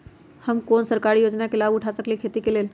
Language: Magahi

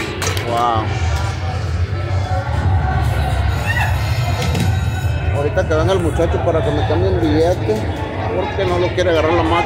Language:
Spanish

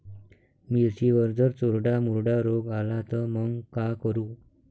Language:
Marathi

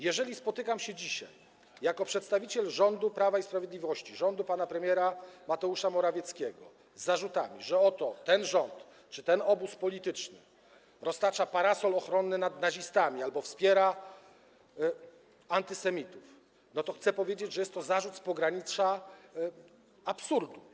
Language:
Polish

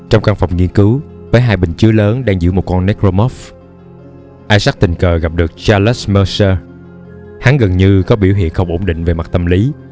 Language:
Vietnamese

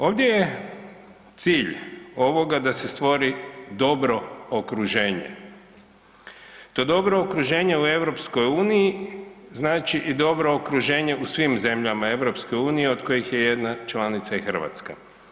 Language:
Croatian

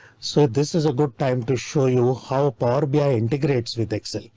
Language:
English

